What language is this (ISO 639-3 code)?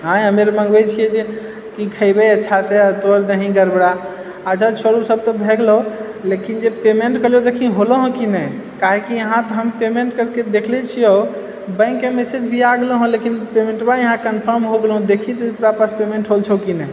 mai